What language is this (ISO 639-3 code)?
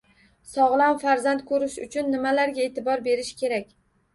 uzb